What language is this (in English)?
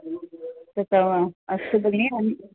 Sanskrit